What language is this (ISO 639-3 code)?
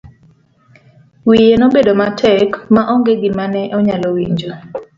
luo